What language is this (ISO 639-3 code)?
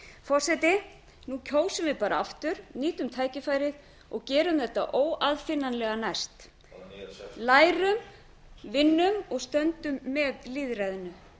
isl